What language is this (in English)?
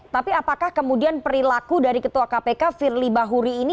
Indonesian